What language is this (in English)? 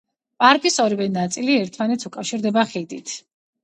Georgian